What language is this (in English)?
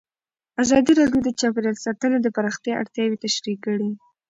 Pashto